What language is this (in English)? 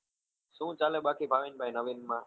Gujarati